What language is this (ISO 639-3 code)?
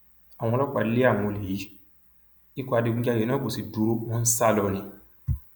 yor